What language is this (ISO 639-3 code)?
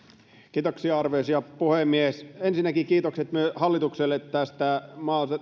fin